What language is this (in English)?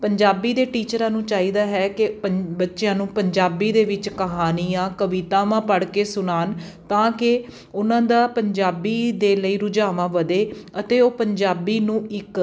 Punjabi